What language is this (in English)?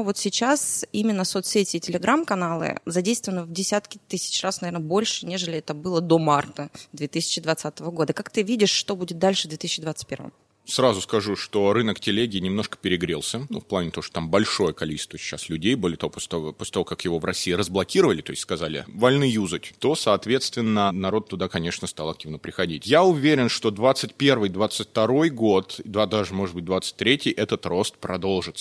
Russian